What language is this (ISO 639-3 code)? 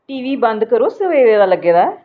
doi